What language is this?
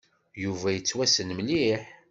Kabyle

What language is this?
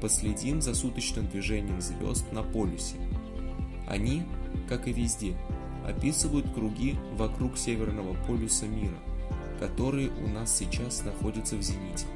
Russian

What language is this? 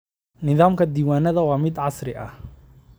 Somali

